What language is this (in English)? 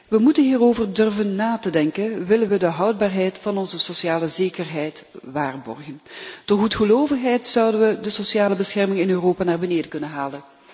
Dutch